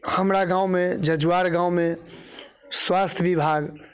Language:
Maithili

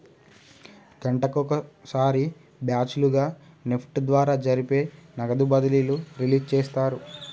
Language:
Telugu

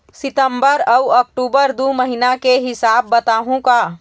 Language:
Chhattisgarhi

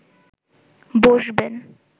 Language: Bangla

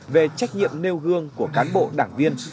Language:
Vietnamese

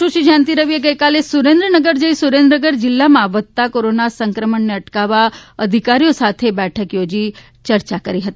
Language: Gujarati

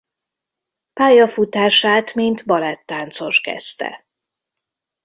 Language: Hungarian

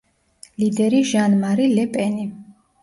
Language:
Georgian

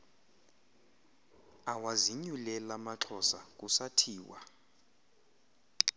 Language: Xhosa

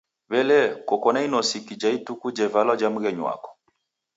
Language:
Taita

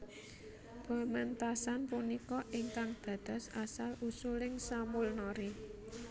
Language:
Javanese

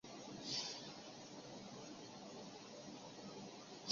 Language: Chinese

